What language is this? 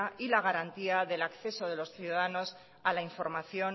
Spanish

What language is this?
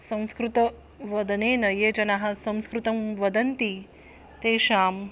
Sanskrit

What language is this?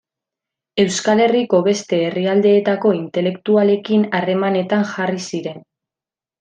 Basque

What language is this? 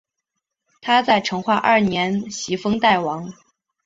Chinese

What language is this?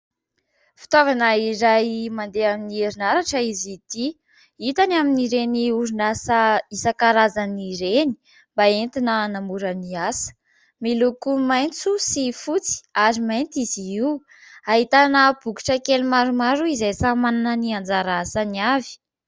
Malagasy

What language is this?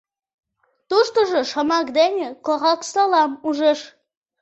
Mari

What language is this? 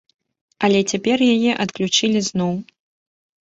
Belarusian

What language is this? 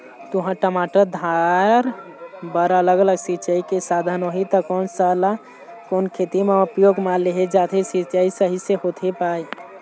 Chhattisgarhi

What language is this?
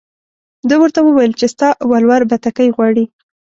Pashto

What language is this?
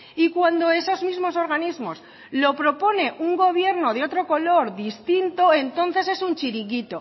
Spanish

